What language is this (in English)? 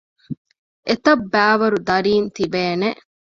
Divehi